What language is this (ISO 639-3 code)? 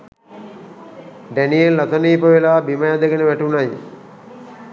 sin